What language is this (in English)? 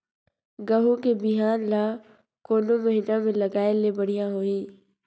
Chhattisgarhi